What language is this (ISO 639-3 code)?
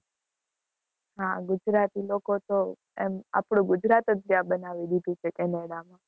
guj